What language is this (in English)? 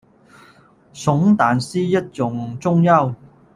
Chinese